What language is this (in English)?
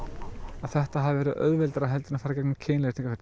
Icelandic